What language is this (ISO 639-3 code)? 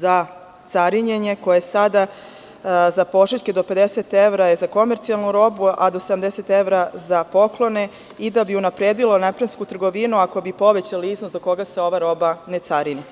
srp